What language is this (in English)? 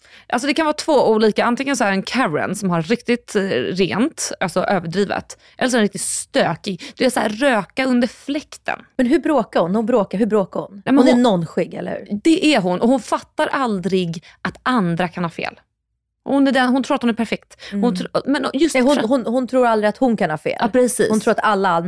Swedish